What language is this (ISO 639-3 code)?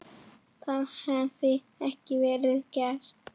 isl